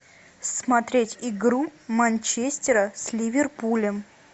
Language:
Russian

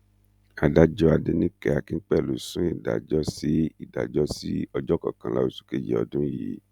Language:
Yoruba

